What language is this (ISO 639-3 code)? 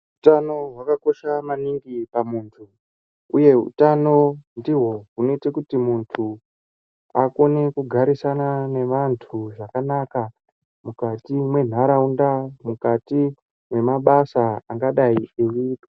ndc